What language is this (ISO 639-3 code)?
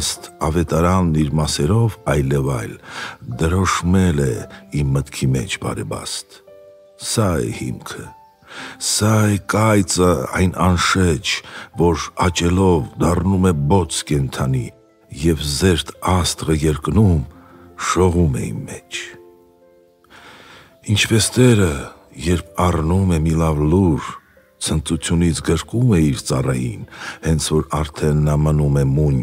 ron